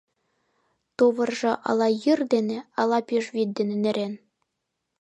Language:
Mari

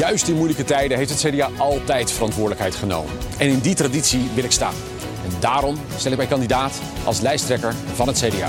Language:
Dutch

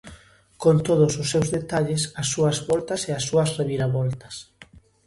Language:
Galician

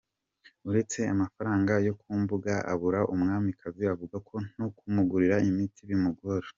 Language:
Kinyarwanda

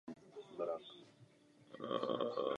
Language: Czech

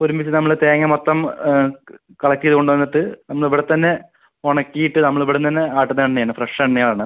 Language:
Malayalam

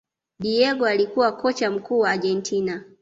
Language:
Swahili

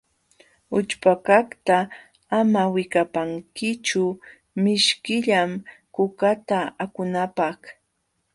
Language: Jauja Wanca Quechua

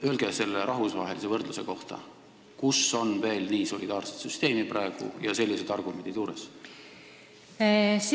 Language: Estonian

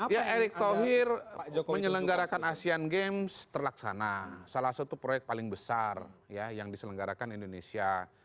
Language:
Indonesian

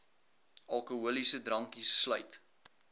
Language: Afrikaans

